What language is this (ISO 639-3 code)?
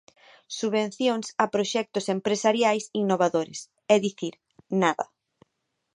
glg